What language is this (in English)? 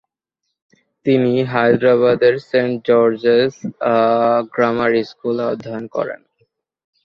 Bangla